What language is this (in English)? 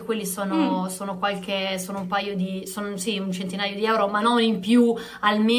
Italian